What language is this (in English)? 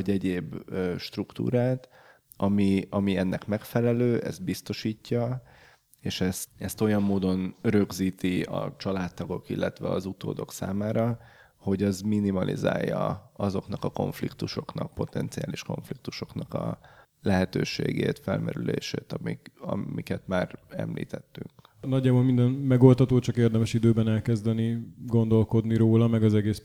Hungarian